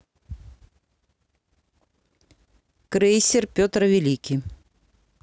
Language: Russian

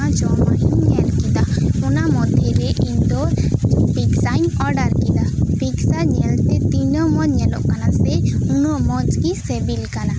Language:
Santali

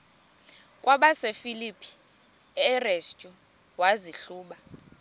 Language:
Xhosa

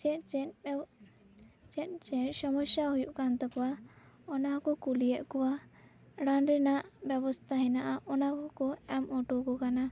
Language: Santali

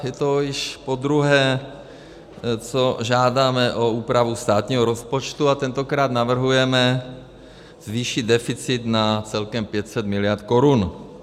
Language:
Czech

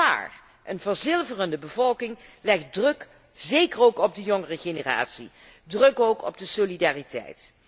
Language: Dutch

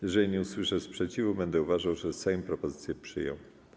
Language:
Polish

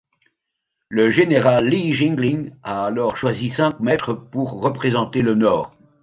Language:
French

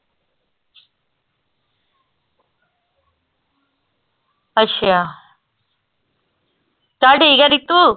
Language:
Punjabi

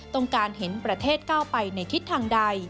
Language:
Thai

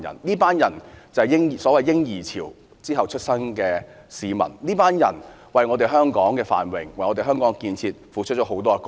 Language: Cantonese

